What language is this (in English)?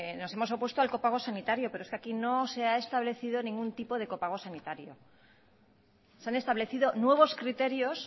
Spanish